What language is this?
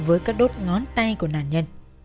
Vietnamese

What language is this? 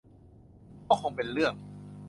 Thai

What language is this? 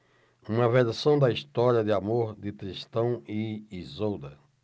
Portuguese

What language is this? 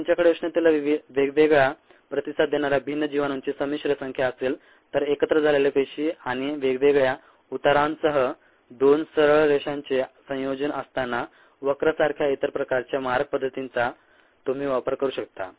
Marathi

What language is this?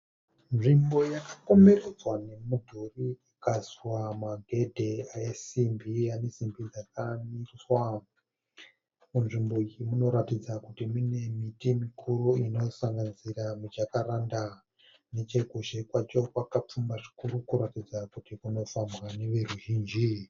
Shona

